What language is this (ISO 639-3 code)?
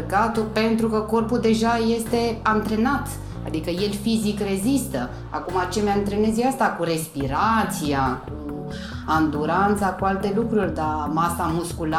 ron